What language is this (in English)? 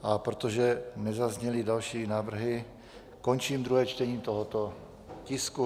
Czech